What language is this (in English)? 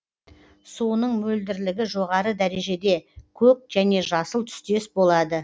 Kazakh